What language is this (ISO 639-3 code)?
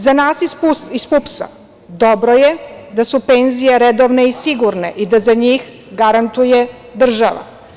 srp